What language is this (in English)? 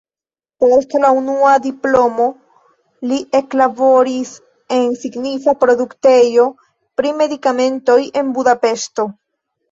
Esperanto